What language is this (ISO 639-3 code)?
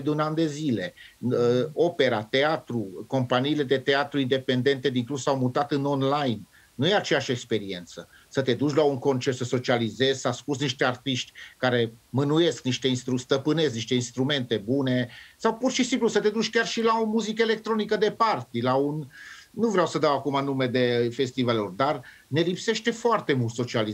ron